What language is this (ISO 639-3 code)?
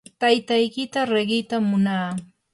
qur